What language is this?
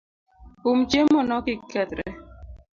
Luo (Kenya and Tanzania)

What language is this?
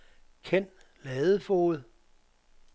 Danish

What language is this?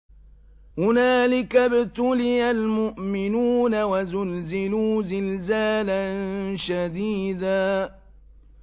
Arabic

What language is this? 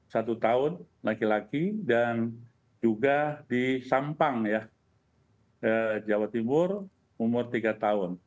Indonesian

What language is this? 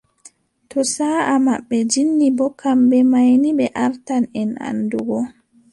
Adamawa Fulfulde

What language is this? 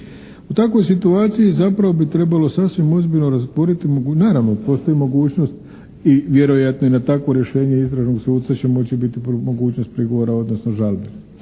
Croatian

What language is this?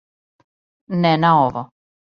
Serbian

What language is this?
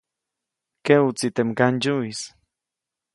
Copainalá Zoque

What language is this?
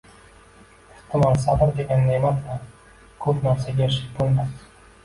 Uzbek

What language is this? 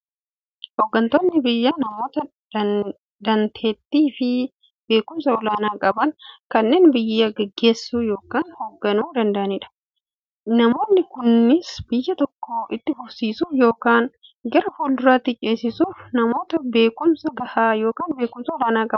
Oromo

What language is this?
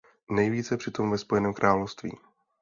Czech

